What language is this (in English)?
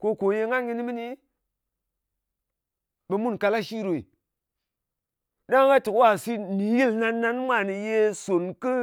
Ngas